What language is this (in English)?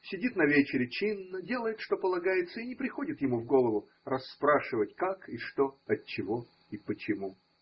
Russian